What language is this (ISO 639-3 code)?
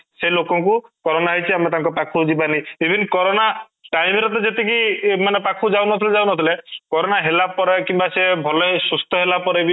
ori